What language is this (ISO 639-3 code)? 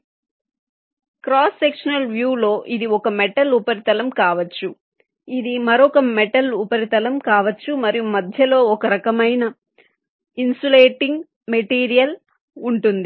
tel